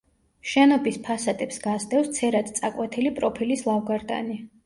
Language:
Georgian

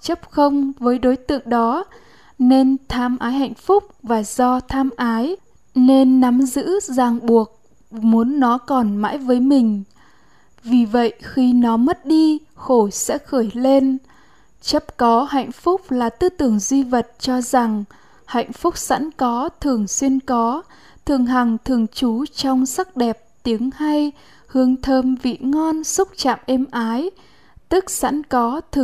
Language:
Vietnamese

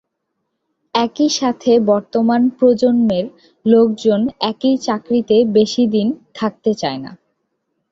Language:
Bangla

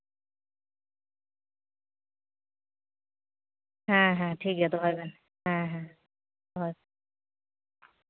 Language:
Santali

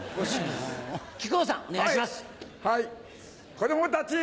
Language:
Japanese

